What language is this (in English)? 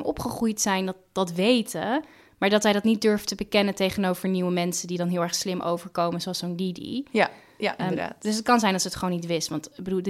Dutch